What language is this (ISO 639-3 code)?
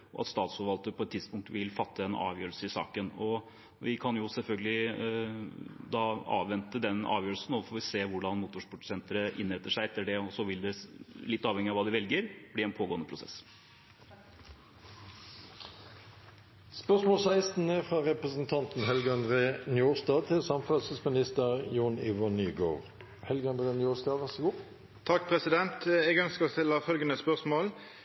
nor